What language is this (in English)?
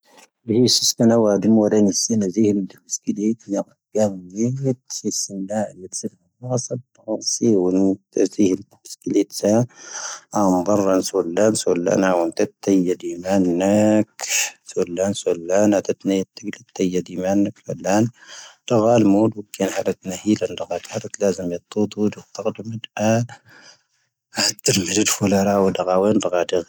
Tahaggart Tamahaq